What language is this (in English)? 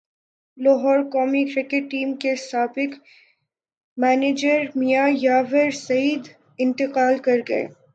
Urdu